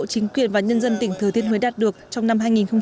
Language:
Vietnamese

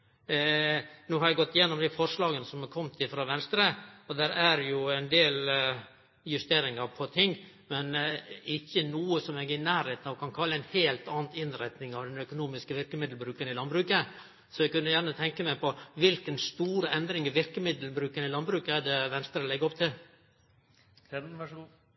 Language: Norwegian Nynorsk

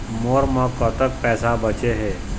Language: Chhattisgarhi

